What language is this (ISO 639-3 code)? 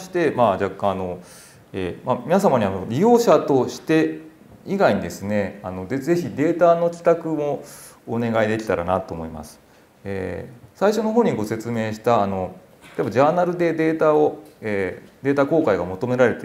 jpn